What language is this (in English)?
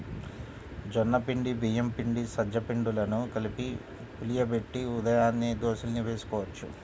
Telugu